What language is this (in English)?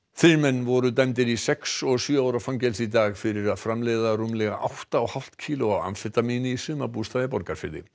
Icelandic